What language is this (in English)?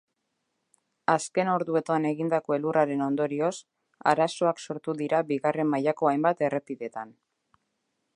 Basque